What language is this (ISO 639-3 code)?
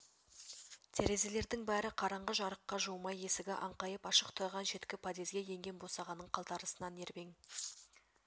kaz